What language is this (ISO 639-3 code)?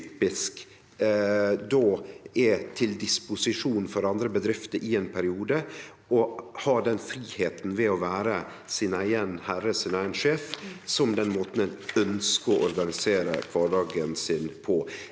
nor